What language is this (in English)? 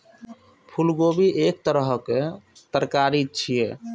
Maithili